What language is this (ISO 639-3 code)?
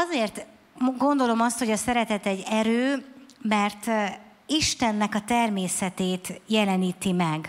hun